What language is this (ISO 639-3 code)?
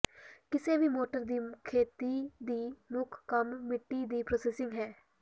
pan